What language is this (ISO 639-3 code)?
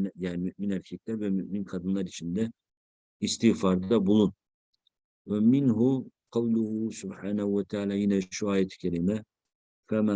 tur